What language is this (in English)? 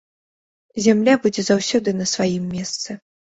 Belarusian